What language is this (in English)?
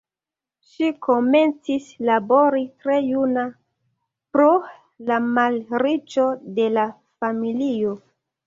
Esperanto